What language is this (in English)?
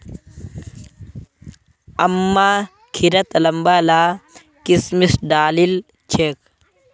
Magahi